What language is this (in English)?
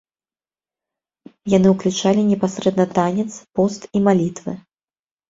Belarusian